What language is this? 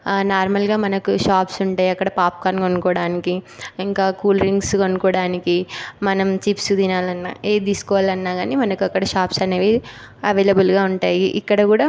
Telugu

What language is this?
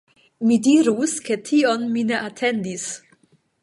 Esperanto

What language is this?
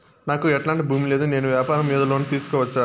Telugu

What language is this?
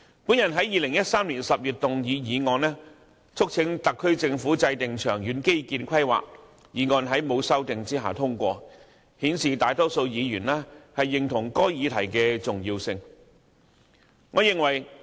Cantonese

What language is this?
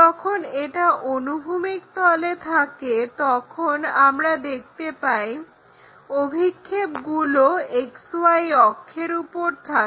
Bangla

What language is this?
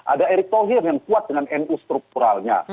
Indonesian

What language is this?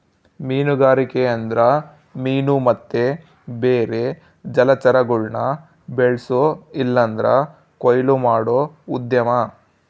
Kannada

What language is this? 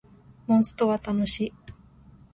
Japanese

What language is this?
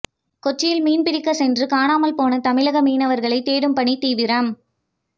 Tamil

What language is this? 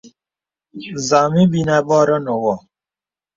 Bebele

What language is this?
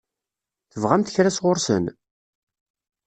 Kabyle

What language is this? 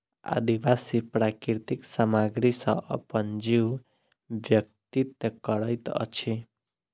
Maithili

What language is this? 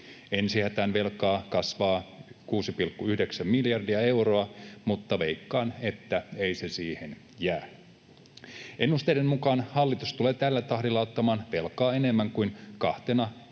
Finnish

